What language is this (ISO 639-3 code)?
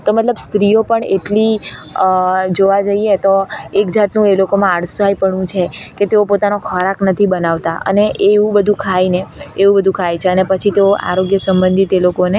guj